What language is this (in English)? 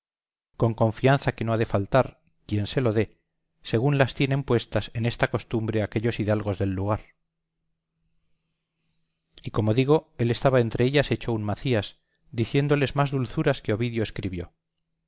Spanish